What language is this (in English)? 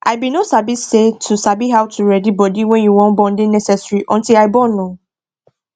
Nigerian Pidgin